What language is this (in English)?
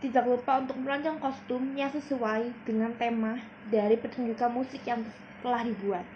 Indonesian